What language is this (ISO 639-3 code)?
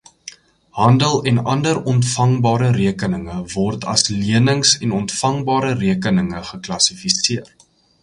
afr